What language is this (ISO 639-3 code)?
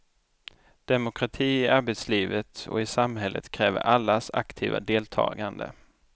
swe